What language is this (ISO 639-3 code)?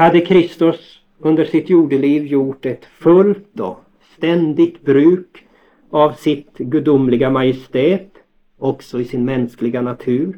swe